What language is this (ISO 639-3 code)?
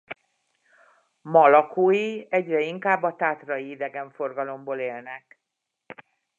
hun